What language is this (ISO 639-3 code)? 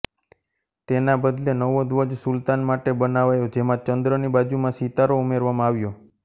guj